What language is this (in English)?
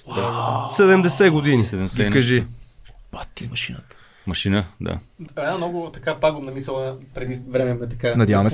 Bulgarian